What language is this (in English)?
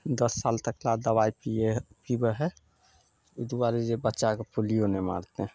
Maithili